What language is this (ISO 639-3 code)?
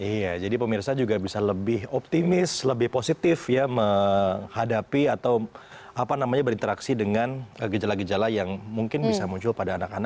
ind